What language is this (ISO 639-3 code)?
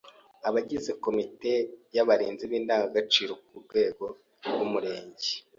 kin